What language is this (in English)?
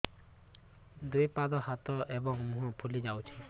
Odia